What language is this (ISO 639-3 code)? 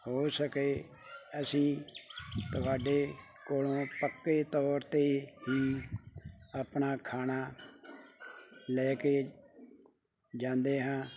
pan